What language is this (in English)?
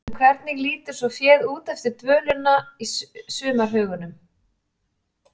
Icelandic